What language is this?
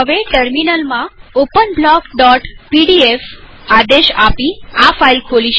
Gujarati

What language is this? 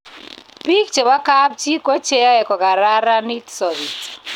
Kalenjin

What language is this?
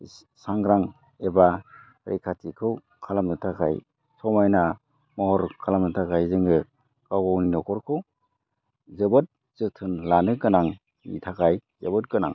Bodo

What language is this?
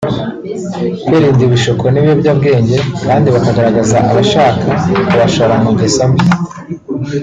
Kinyarwanda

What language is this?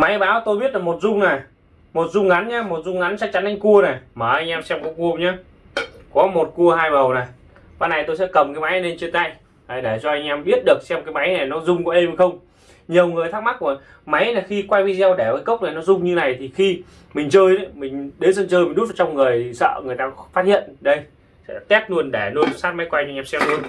Vietnamese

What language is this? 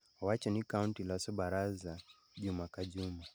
Luo (Kenya and Tanzania)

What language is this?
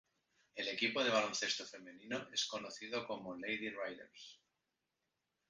Spanish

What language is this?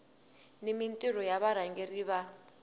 Tsonga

